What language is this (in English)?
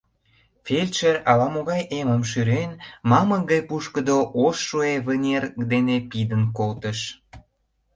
Mari